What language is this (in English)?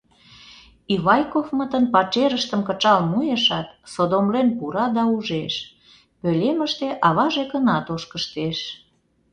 Mari